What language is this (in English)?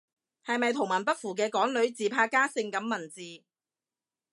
Cantonese